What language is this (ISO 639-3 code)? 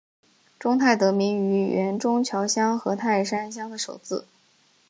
zho